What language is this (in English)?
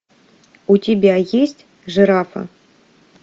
Russian